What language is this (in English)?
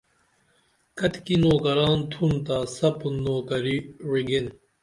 Dameli